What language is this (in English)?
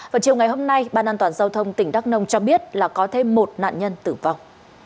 Vietnamese